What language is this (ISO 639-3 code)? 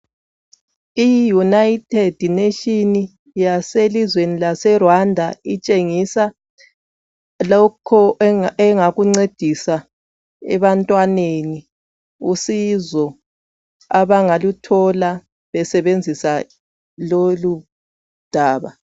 nde